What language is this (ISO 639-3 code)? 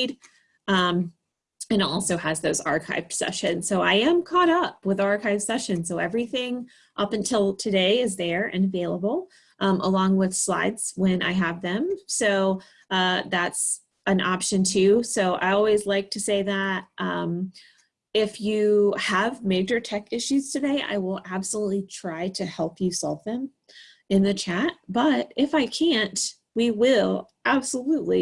eng